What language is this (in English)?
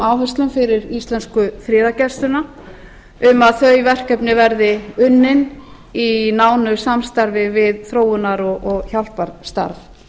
Icelandic